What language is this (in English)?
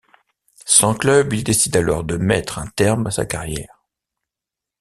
French